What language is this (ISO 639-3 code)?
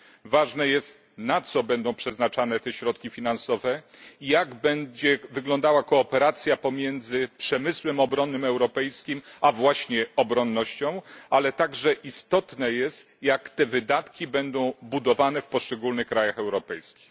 pol